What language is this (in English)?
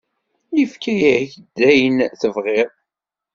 Kabyle